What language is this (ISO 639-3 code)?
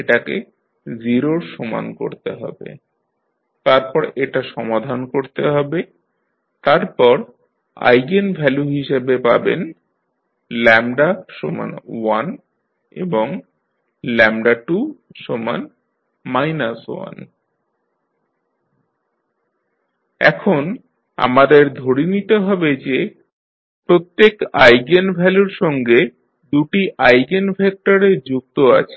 ben